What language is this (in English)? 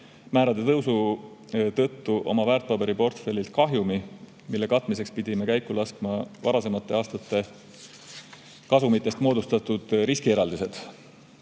Estonian